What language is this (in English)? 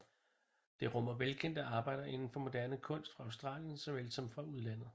Danish